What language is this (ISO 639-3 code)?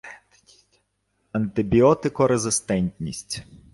ukr